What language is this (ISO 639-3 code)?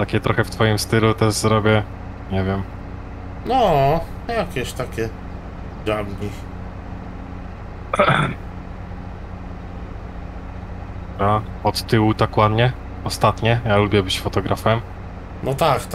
pol